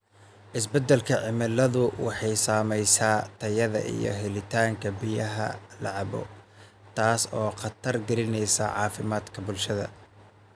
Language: Somali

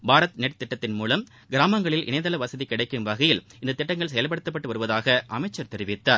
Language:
Tamil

